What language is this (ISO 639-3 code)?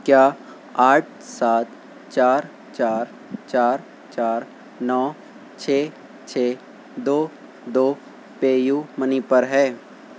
urd